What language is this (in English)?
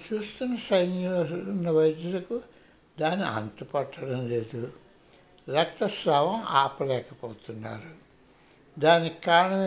Telugu